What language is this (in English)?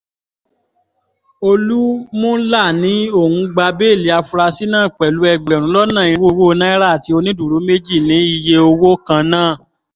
Yoruba